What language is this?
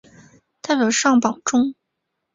Chinese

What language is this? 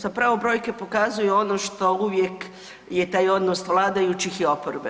Croatian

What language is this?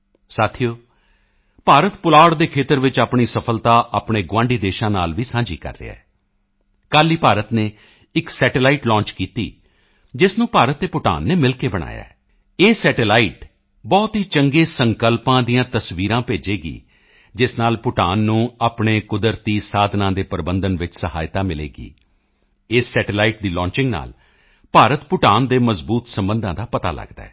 Punjabi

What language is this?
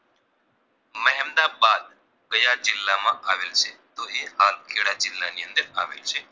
Gujarati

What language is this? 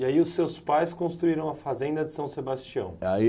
Portuguese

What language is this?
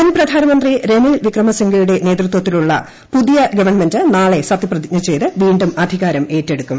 Malayalam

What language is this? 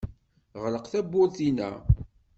Kabyle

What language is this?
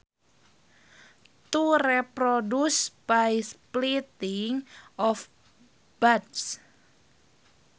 Sundanese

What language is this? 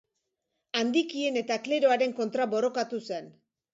Basque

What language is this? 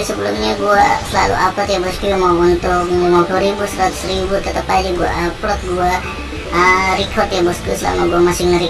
Indonesian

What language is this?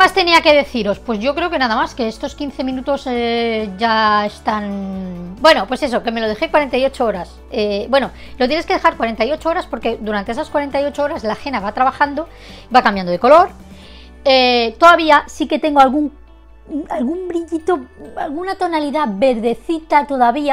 Spanish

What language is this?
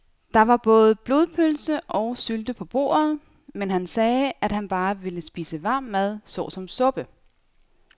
Danish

